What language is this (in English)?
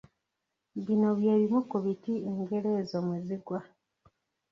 Ganda